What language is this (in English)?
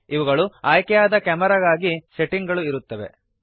Kannada